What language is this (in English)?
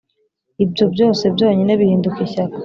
Kinyarwanda